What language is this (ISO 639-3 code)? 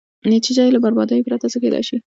pus